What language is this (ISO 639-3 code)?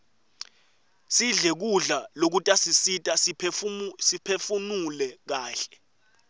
ssw